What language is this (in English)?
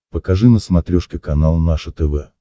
Russian